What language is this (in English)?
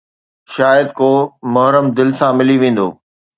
Sindhi